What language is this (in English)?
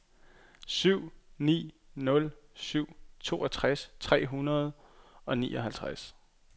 Danish